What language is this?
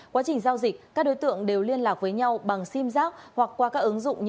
Vietnamese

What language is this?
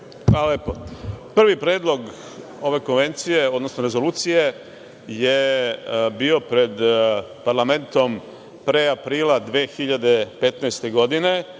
Serbian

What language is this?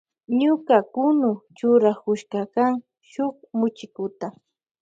Loja Highland Quichua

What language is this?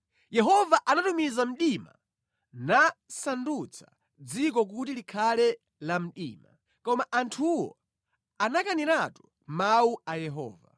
Nyanja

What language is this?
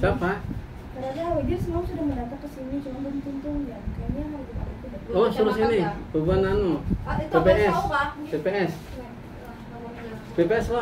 Indonesian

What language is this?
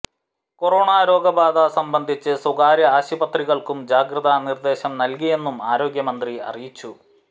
Malayalam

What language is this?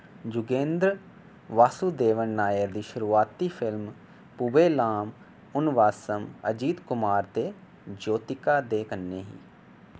Dogri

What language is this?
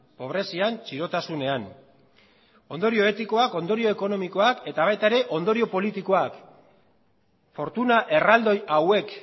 Basque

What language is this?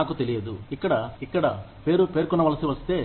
Telugu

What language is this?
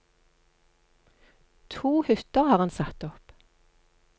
Norwegian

